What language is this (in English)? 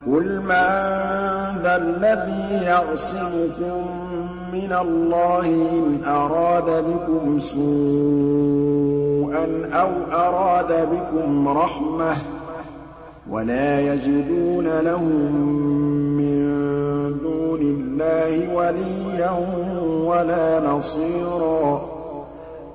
Arabic